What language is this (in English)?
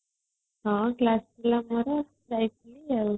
Odia